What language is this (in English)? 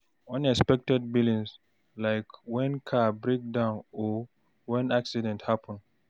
Nigerian Pidgin